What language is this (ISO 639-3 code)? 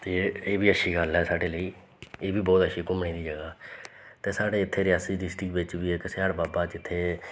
doi